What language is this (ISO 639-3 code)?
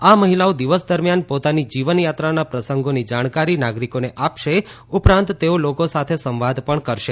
guj